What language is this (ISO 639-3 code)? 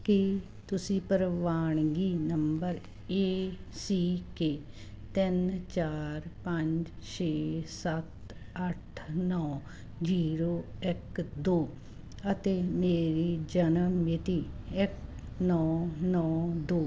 pan